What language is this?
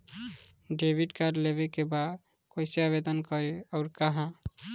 Bhojpuri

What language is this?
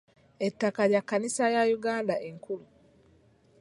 Ganda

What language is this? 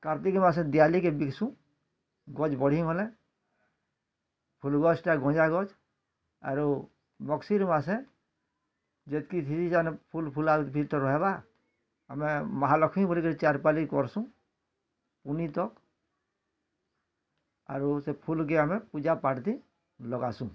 Odia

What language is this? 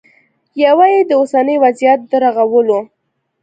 Pashto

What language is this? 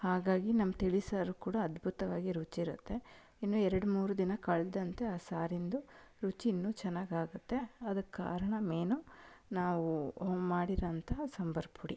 Kannada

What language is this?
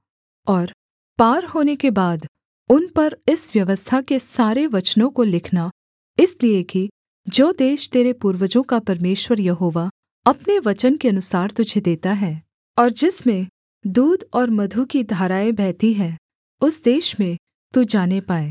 Hindi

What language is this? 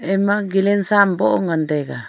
Wancho Naga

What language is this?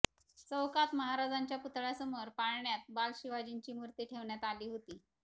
Marathi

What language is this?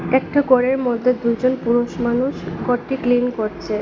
Bangla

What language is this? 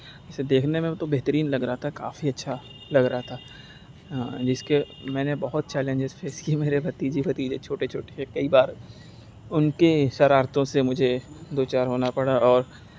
Urdu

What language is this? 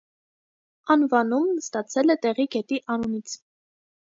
Armenian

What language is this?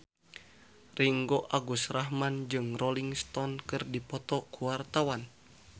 Sundanese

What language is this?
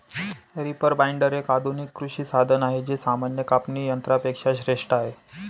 Marathi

